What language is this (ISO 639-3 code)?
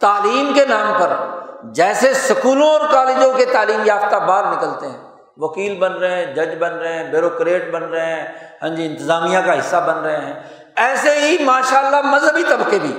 urd